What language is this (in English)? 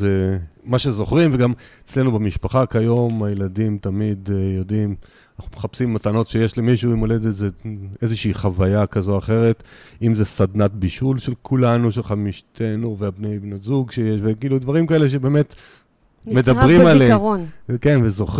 Hebrew